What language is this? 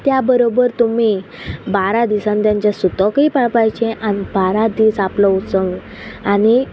Konkani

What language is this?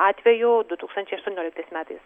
Lithuanian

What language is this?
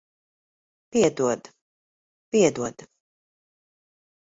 Latvian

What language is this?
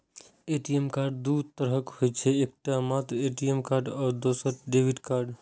Maithili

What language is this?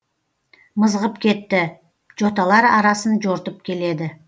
Kazakh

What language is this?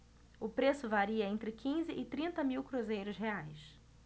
Portuguese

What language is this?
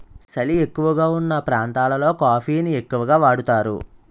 Telugu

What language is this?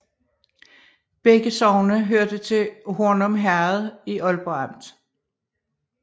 Danish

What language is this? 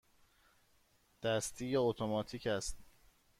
Persian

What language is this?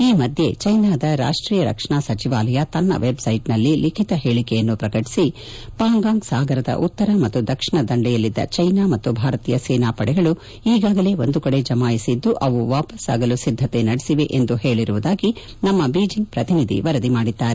Kannada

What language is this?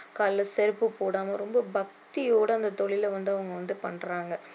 Tamil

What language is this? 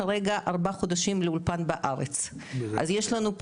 Hebrew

